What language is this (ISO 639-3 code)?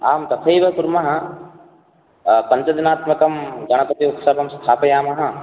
san